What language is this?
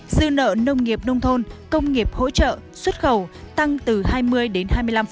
Vietnamese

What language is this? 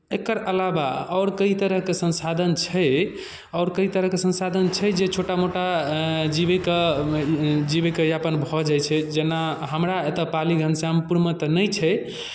Maithili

